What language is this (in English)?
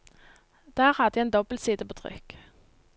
Norwegian